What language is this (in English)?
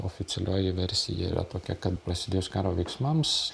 Lithuanian